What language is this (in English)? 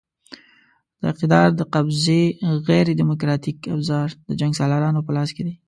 Pashto